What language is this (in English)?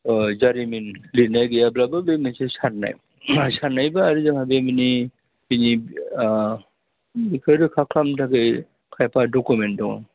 Bodo